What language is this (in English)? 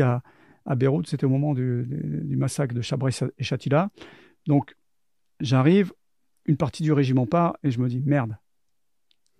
French